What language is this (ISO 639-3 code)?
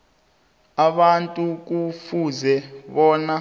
nbl